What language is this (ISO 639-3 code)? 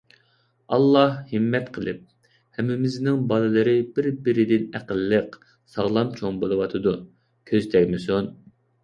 uig